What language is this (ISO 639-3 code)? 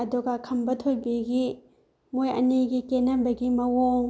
mni